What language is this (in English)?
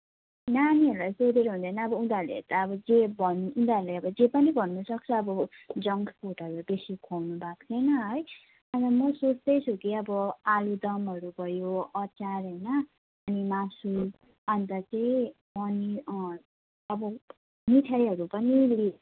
Nepali